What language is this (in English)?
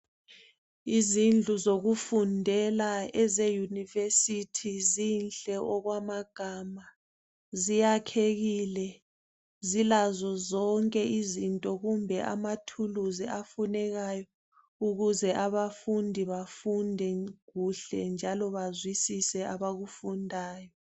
North Ndebele